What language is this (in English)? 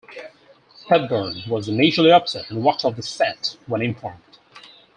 English